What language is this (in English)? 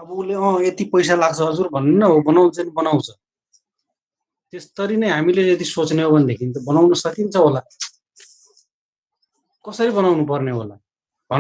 Hindi